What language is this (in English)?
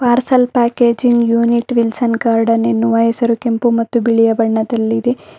Kannada